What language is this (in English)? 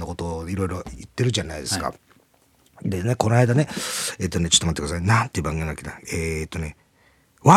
Japanese